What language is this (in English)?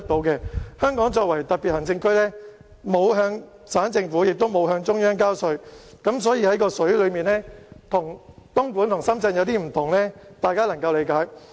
Cantonese